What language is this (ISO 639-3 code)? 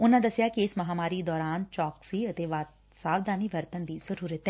pan